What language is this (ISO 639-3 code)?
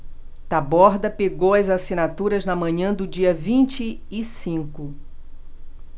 por